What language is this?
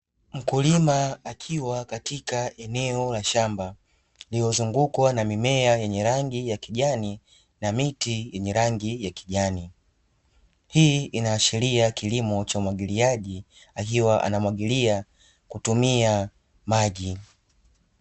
Swahili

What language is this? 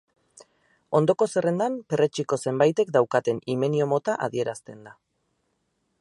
Basque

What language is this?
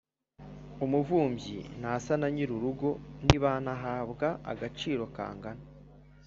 Kinyarwanda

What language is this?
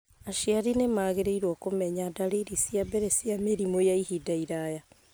Kikuyu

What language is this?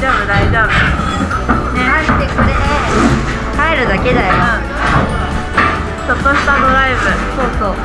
Japanese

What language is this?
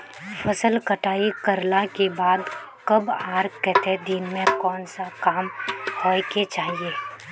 Magahi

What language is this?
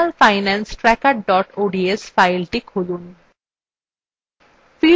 Bangla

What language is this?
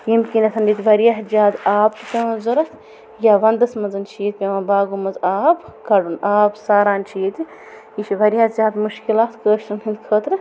Kashmiri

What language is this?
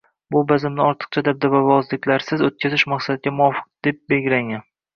Uzbek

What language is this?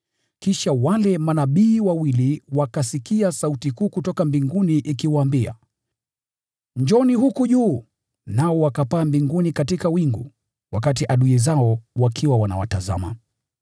Swahili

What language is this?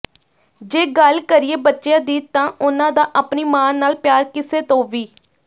Punjabi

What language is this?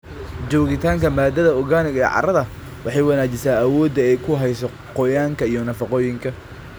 Somali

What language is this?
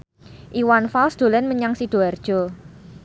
Javanese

